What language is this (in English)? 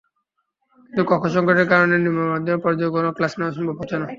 Bangla